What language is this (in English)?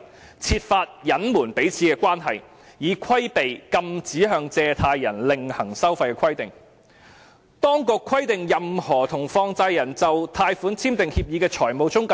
Cantonese